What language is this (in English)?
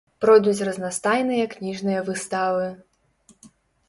Belarusian